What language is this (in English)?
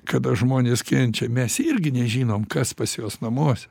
Lithuanian